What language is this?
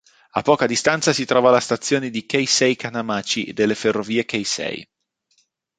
Italian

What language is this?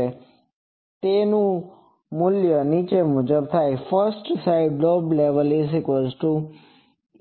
Gujarati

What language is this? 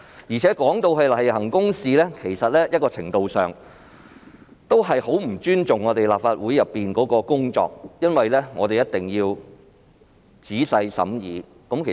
Cantonese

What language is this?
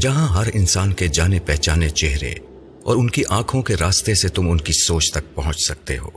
Urdu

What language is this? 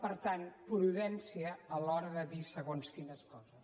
Catalan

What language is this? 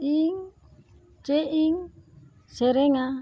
Santali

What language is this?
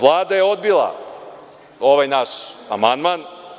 Serbian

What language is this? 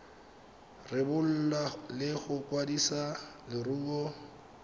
Tswana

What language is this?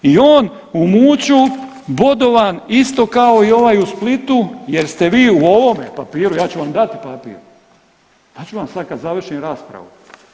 Croatian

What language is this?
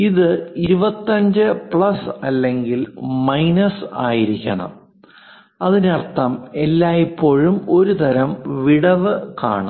Malayalam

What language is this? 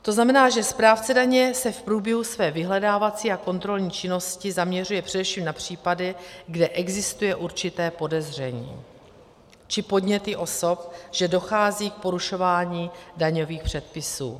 Czech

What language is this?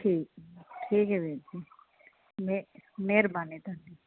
Punjabi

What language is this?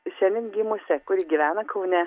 Lithuanian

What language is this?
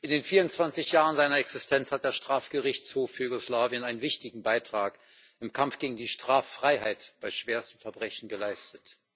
German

